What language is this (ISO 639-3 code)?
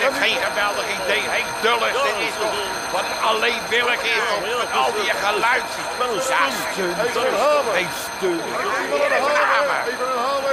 nld